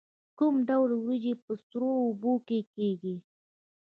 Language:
Pashto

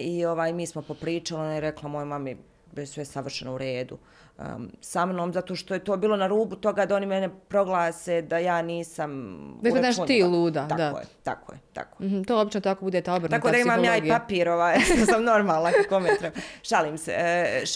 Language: Croatian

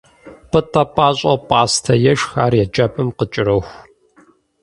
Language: Kabardian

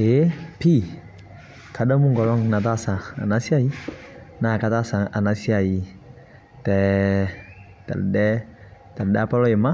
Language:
Masai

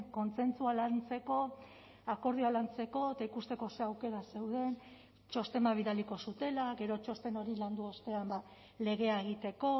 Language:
Basque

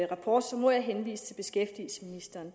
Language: Danish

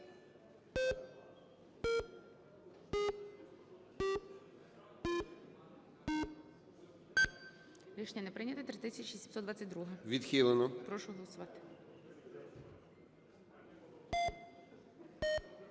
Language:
Ukrainian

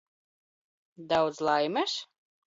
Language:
Latvian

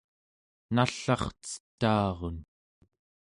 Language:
Central Yupik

